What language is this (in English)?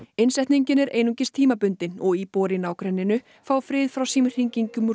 Icelandic